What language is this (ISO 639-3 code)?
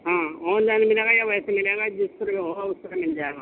urd